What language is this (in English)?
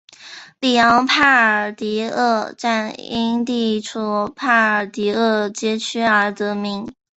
Chinese